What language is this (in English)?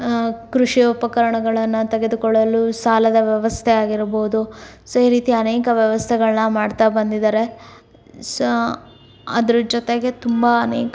Kannada